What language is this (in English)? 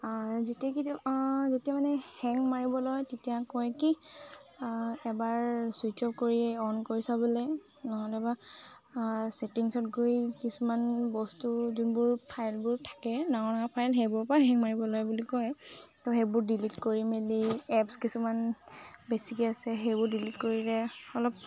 Assamese